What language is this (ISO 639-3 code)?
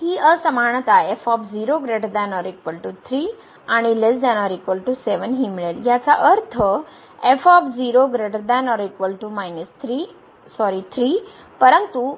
mar